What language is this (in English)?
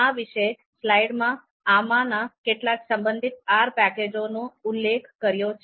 Gujarati